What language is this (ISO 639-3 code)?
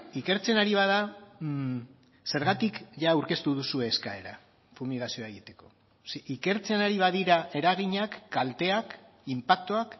eus